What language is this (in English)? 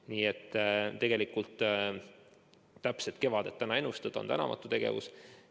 Estonian